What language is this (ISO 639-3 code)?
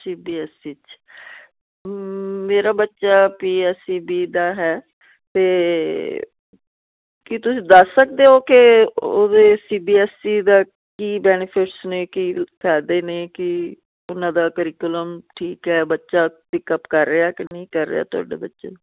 pan